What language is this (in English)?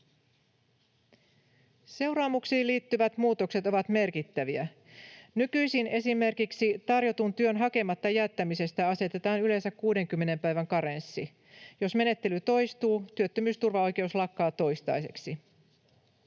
Finnish